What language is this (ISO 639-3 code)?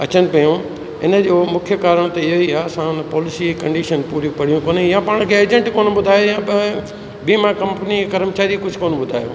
snd